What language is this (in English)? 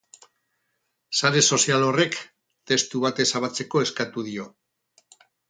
Basque